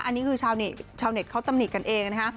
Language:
Thai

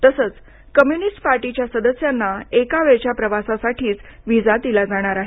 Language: Marathi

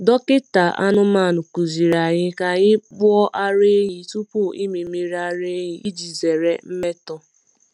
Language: Igbo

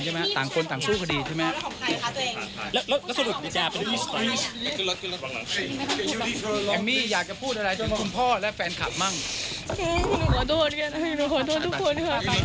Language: Thai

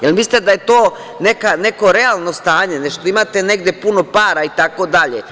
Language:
Serbian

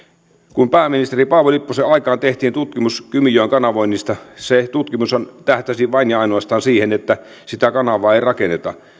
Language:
Finnish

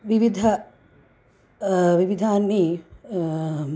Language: Sanskrit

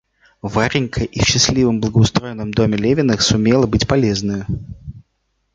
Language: Russian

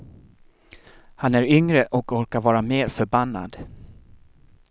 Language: Swedish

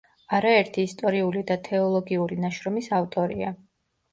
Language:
Georgian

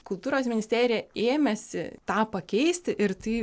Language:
Lithuanian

